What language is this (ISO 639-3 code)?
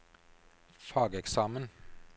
nor